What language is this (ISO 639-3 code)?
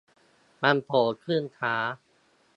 tha